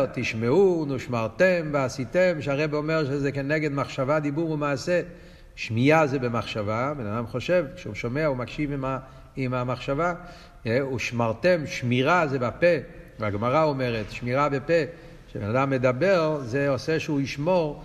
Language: Hebrew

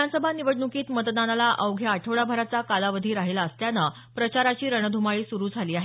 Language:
Marathi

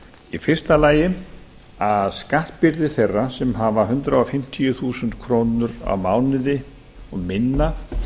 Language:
Icelandic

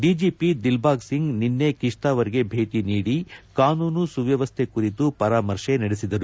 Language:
Kannada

